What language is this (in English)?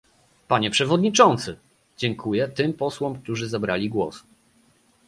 Polish